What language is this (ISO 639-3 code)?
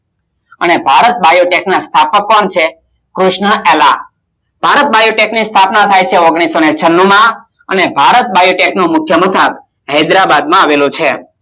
guj